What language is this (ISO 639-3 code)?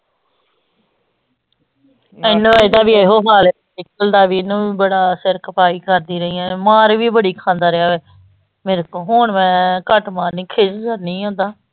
pan